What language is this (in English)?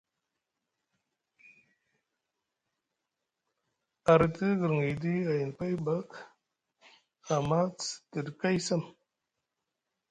Musgu